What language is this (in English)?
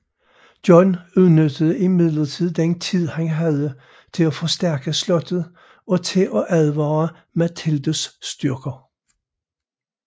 Danish